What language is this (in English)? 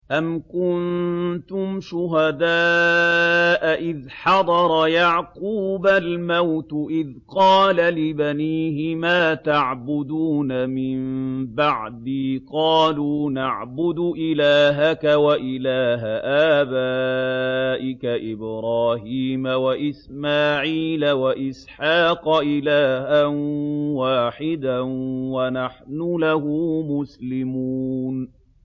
Arabic